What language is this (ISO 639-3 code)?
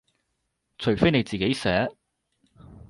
yue